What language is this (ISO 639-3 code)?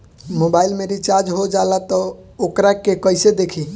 bho